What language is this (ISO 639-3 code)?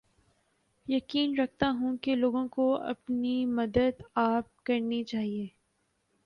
urd